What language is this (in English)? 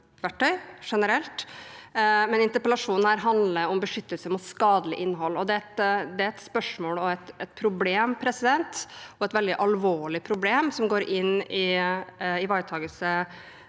Norwegian